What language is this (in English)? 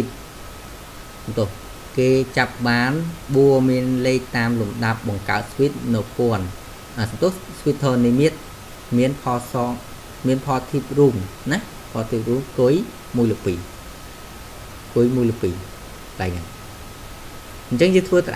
Vietnamese